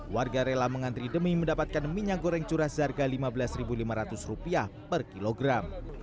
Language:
Indonesian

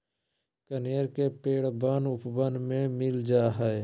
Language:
Magahi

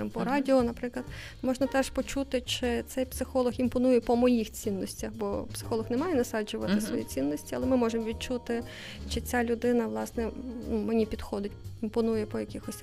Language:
Ukrainian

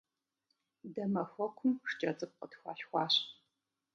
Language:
Kabardian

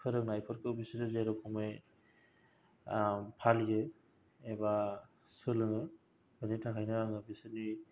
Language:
Bodo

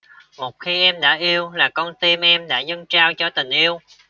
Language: Vietnamese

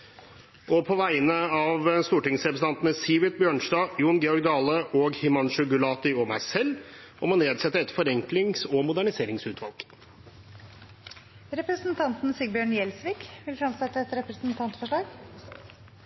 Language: Norwegian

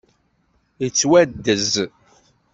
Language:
Kabyle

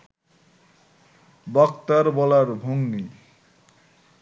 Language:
Bangla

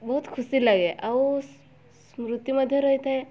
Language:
Odia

